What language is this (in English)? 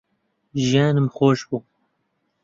Central Kurdish